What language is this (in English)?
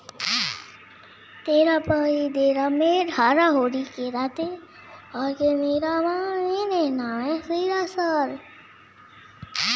Hindi